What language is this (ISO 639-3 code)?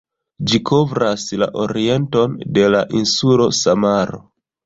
epo